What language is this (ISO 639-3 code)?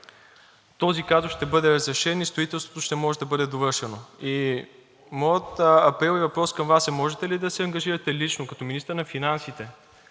bul